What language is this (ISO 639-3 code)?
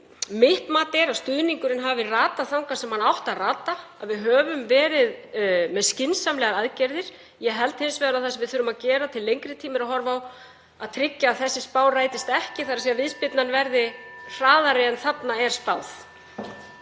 isl